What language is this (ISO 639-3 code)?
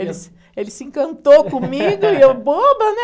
por